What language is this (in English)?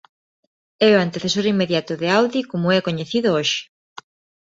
Galician